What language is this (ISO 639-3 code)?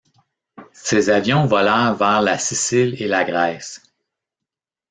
fra